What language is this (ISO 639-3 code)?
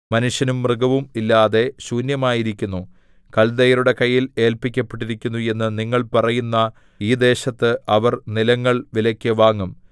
mal